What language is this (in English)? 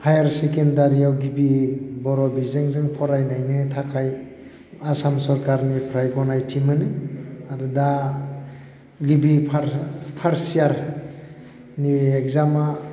Bodo